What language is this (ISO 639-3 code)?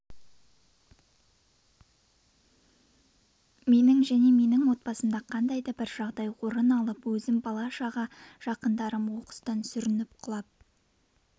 kaz